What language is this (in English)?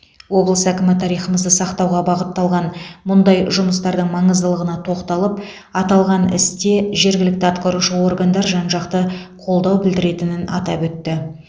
Kazakh